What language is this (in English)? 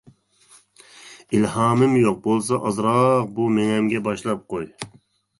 Uyghur